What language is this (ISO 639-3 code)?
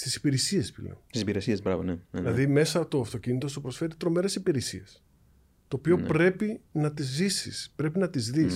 ell